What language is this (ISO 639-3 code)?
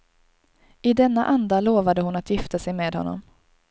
swe